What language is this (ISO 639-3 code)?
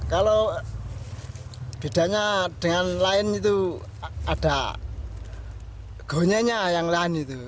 ind